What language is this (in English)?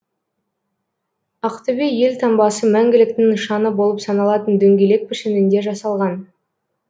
Kazakh